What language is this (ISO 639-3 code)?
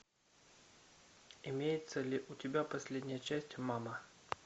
rus